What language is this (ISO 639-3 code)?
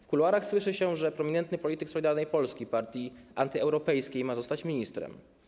pol